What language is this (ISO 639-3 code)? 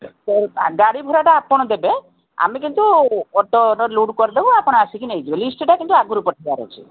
ori